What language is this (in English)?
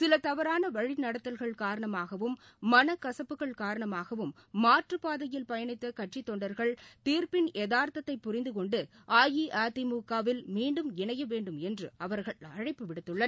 Tamil